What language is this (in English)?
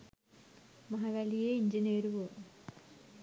Sinhala